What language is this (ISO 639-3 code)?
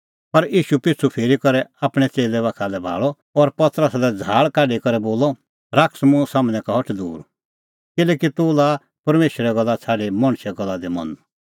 kfx